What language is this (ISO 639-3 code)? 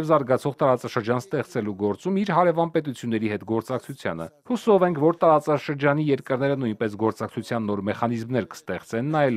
ron